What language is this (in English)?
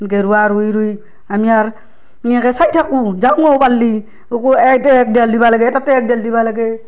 Assamese